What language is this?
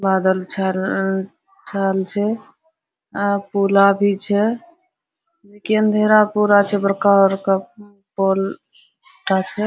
Hindi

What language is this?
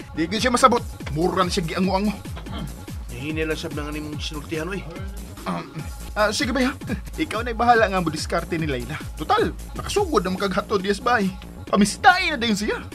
Filipino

